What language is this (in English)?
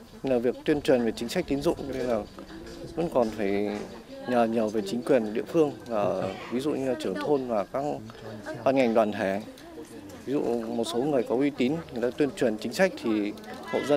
Vietnamese